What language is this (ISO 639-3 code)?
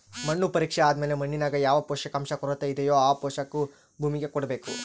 kan